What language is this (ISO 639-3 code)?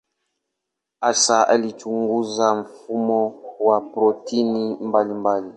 swa